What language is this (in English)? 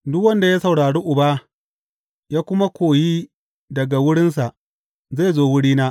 Hausa